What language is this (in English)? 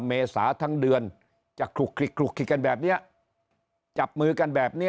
Thai